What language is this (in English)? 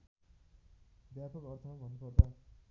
Nepali